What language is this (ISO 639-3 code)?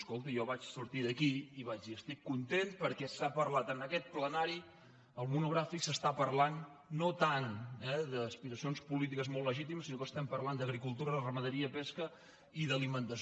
cat